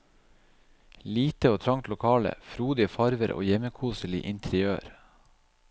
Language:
Norwegian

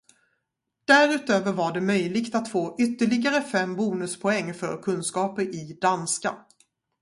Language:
Swedish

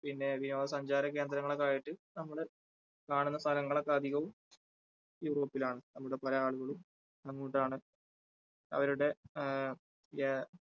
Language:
Malayalam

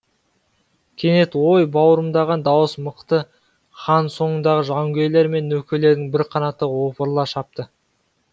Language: Kazakh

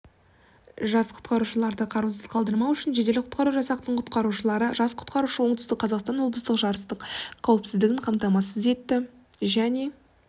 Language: Kazakh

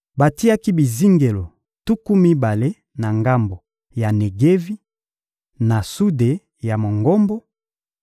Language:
Lingala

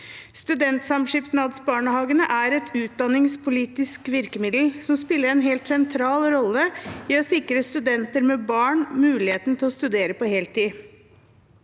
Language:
Norwegian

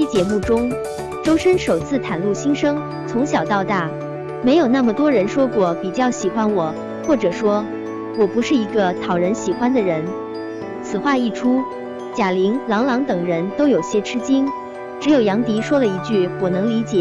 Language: Chinese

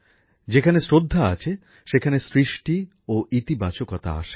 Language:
Bangla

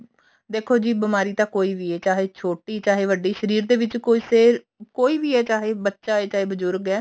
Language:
Punjabi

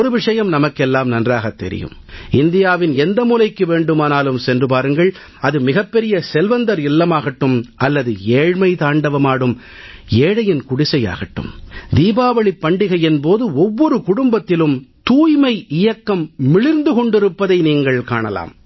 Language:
Tamil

